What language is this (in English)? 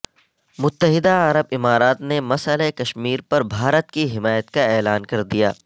Urdu